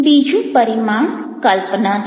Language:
Gujarati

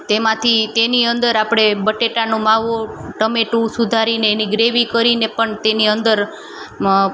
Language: Gujarati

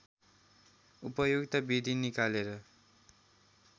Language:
Nepali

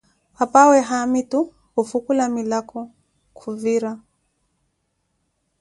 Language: Koti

